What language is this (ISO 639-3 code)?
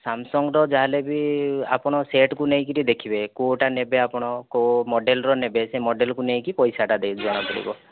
ori